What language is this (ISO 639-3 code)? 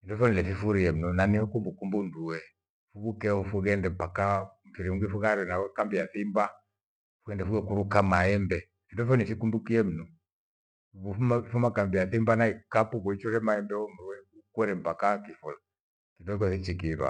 gwe